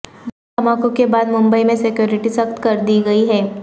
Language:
Urdu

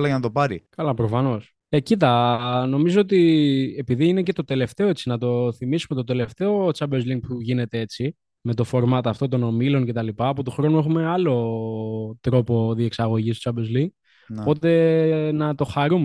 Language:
Greek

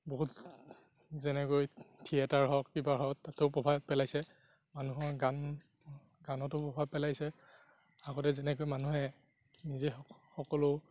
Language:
Assamese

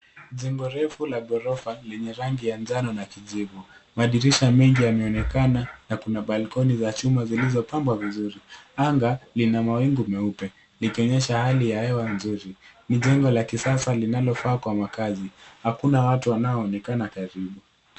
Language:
Swahili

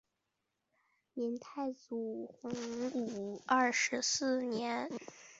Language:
Chinese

